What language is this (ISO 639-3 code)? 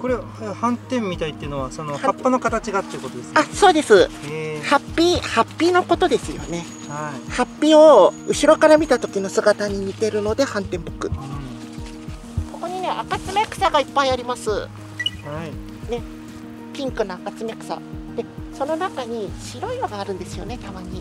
jpn